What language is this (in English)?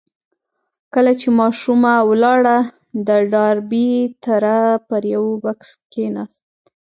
Pashto